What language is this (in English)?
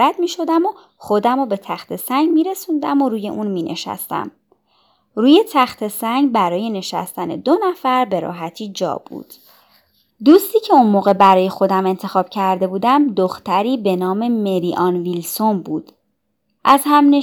Persian